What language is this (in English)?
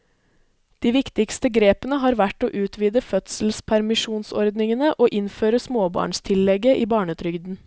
Norwegian